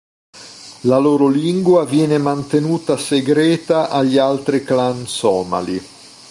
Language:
Italian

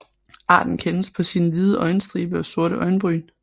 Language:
Danish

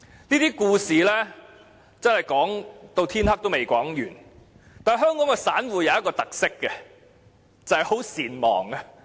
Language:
Cantonese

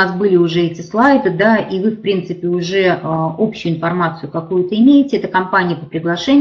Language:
Russian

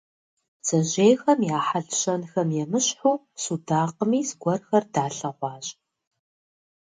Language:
Kabardian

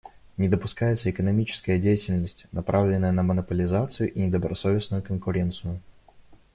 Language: Russian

